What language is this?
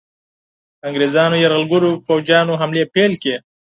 Pashto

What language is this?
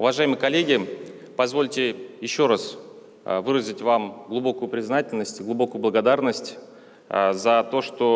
Russian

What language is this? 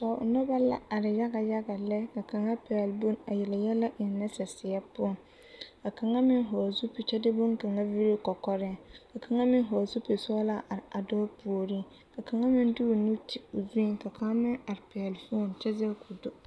Southern Dagaare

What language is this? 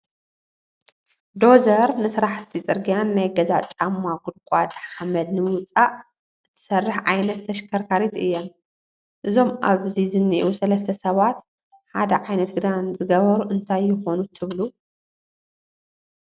Tigrinya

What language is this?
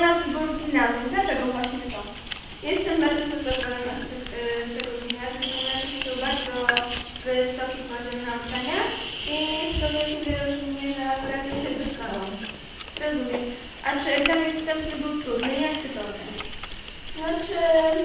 Polish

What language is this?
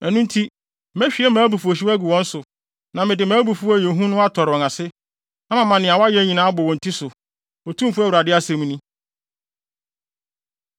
Akan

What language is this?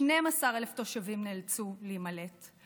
Hebrew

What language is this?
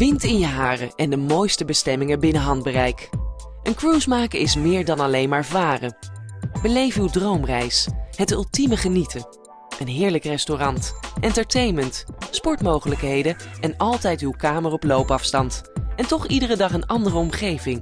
Dutch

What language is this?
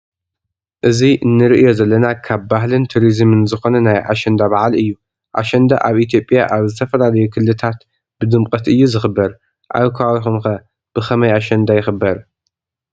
Tigrinya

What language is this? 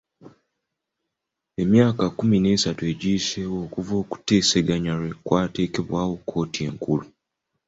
Ganda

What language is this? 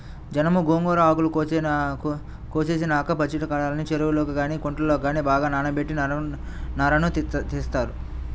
Telugu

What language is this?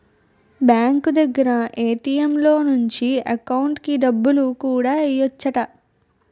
Telugu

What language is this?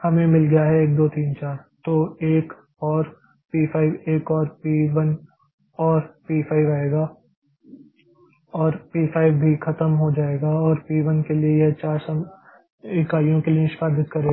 Hindi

